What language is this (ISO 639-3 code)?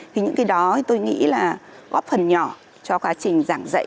vie